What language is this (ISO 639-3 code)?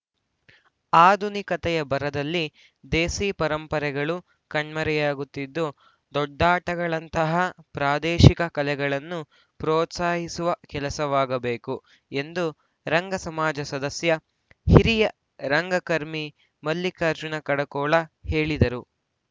kan